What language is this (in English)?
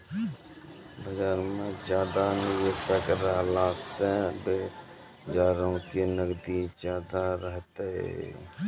Maithili